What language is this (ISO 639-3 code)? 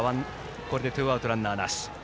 jpn